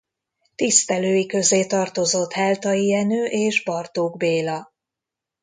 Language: Hungarian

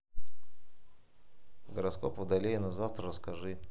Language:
Russian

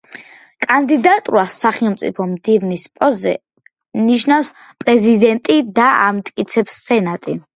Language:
Georgian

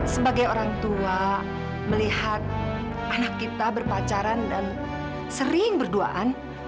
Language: Indonesian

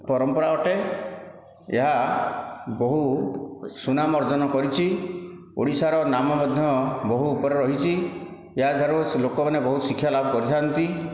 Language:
Odia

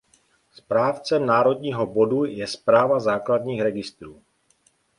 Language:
Czech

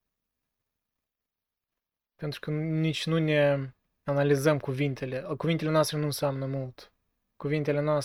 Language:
Romanian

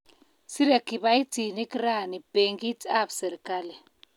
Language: Kalenjin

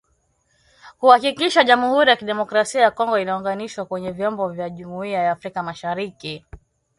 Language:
Swahili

